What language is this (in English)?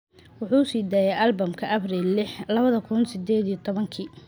Somali